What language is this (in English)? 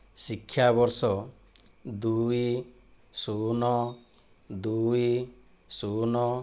Odia